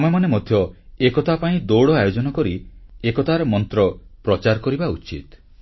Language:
Odia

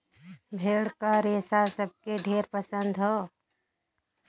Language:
Bhojpuri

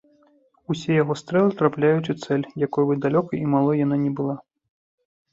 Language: Belarusian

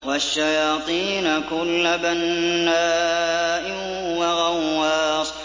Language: Arabic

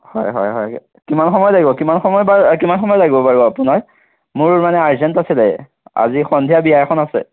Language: Assamese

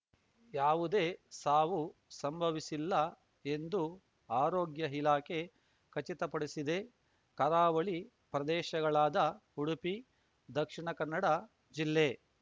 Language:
Kannada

